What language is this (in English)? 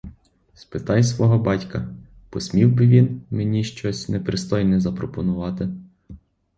Ukrainian